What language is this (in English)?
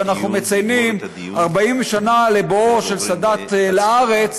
Hebrew